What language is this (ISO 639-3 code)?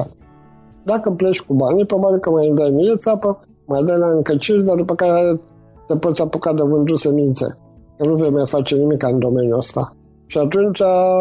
ron